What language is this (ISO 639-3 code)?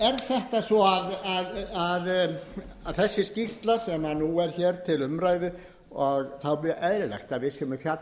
isl